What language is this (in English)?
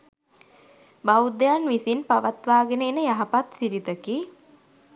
Sinhala